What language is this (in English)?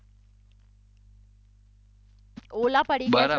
Gujarati